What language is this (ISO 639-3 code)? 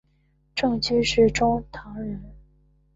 zho